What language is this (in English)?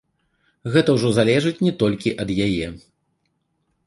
Belarusian